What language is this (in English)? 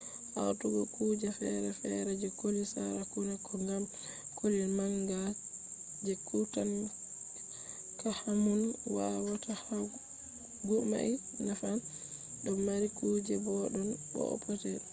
Fula